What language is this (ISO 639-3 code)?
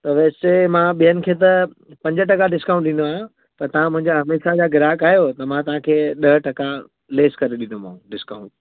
snd